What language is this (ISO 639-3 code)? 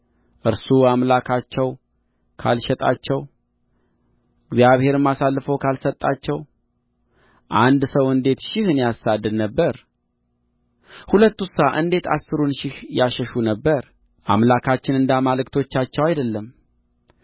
amh